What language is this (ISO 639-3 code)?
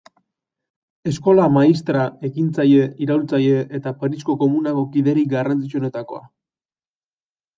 eus